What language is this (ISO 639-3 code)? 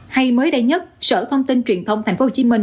vie